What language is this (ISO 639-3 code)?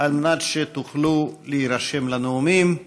heb